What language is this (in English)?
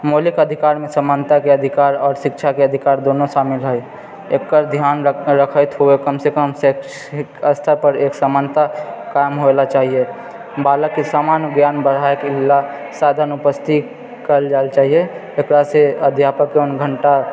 Maithili